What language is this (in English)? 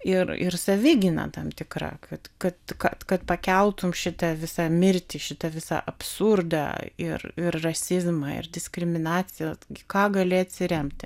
Lithuanian